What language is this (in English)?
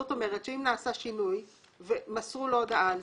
Hebrew